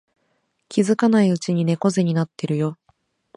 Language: Japanese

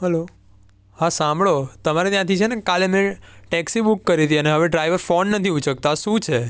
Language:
Gujarati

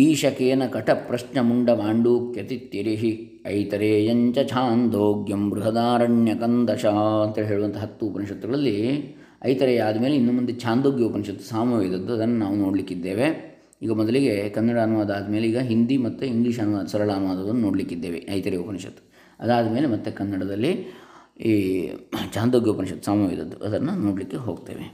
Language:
Kannada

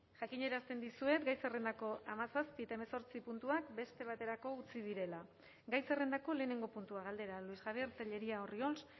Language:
Basque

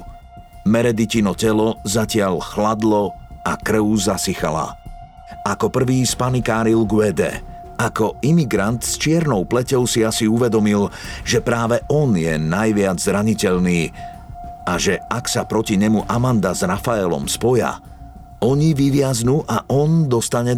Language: Slovak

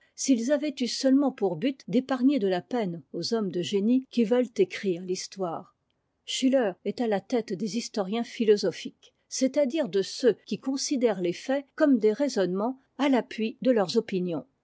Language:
French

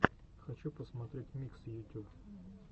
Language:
Russian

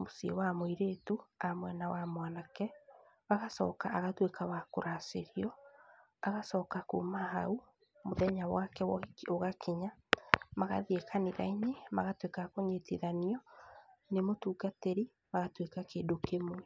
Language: Kikuyu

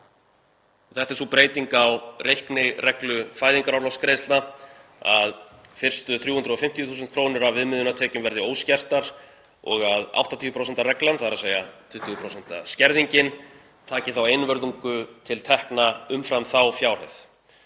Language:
Icelandic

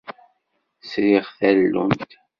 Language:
Kabyle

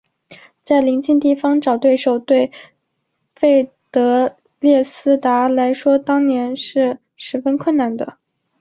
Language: Chinese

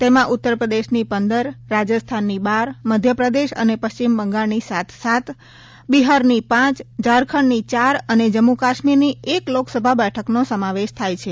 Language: Gujarati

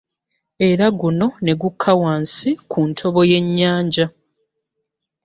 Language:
Ganda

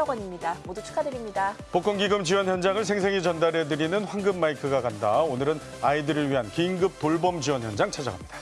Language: Korean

